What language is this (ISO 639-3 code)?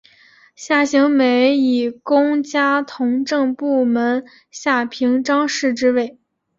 zho